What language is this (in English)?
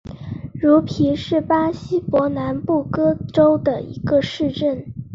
Chinese